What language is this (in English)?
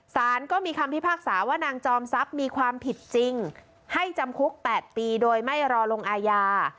Thai